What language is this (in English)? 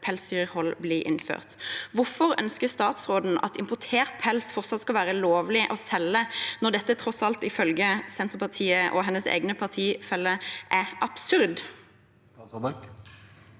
Norwegian